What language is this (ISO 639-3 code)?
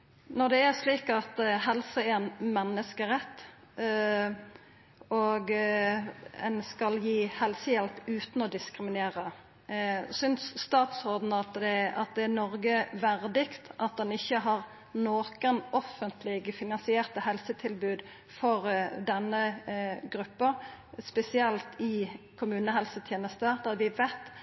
nor